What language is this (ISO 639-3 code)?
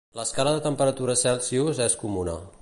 cat